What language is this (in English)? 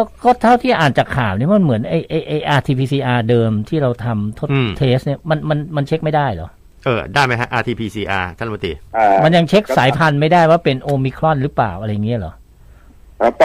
Thai